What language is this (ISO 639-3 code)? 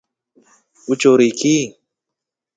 rof